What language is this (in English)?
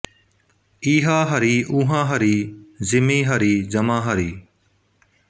Punjabi